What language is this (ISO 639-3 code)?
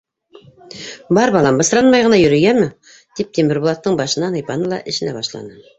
bak